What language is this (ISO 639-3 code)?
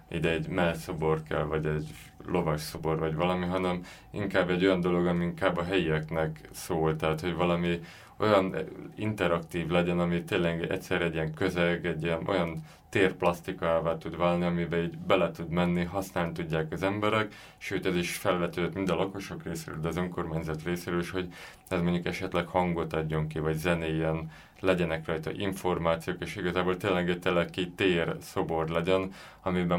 hun